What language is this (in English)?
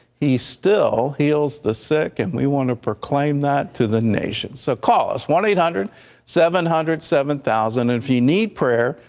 English